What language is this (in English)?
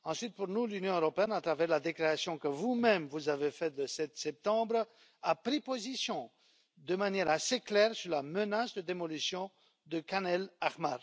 French